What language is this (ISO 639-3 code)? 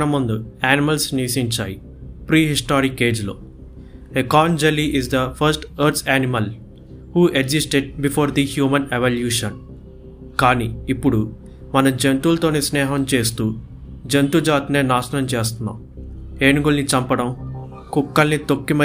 tel